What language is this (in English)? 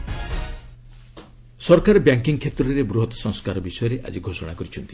Odia